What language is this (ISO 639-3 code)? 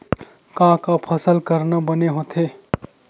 hne